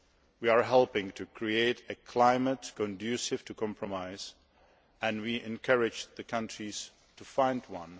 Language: English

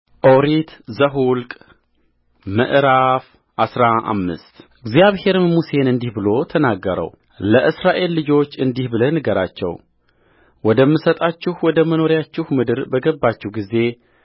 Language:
Amharic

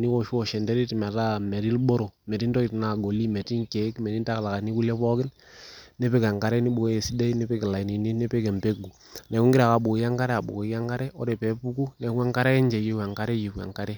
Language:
Masai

